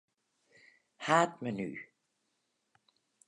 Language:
Western Frisian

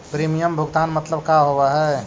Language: Magahi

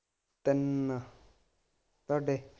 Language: Punjabi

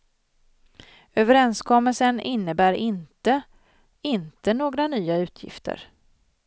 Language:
Swedish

